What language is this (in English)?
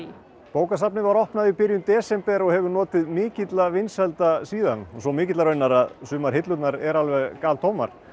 Icelandic